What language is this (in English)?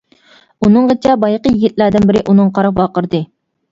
Uyghur